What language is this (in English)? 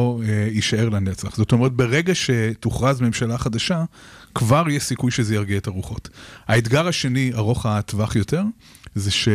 Hebrew